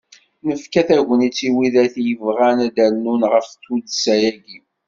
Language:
Kabyle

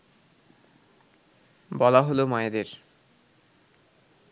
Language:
Bangla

